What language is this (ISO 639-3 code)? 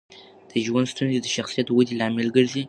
pus